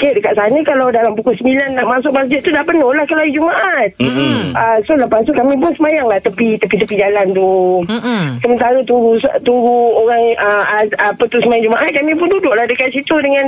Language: Malay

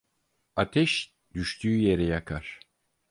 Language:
Turkish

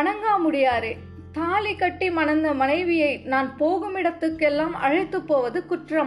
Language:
Tamil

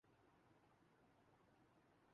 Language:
Urdu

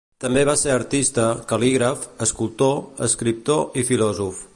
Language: Catalan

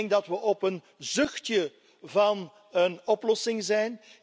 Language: Dutch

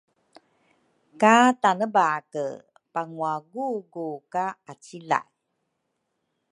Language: Rukai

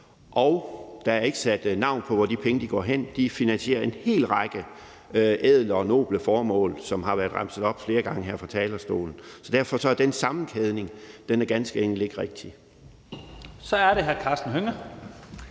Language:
Danish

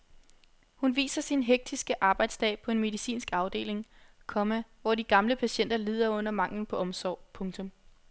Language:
Danish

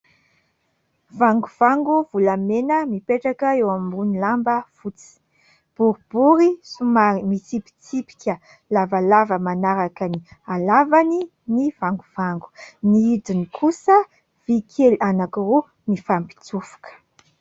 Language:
Malagasy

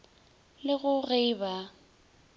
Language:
Northern Sotho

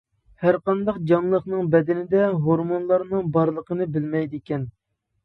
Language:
Uyghur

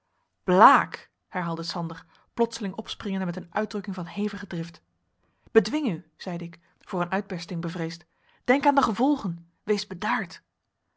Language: Dutch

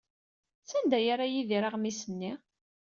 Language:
Kabyle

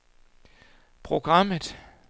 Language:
Danish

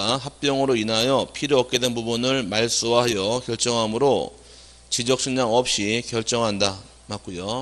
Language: Korean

